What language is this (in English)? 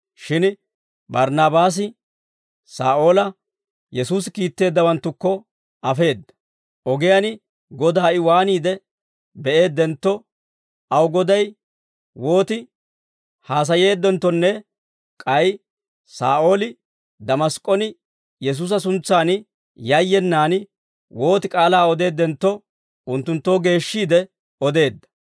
Dawro